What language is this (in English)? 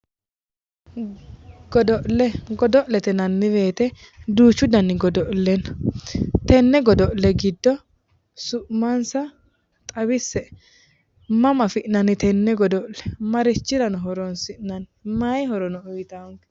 Sidamo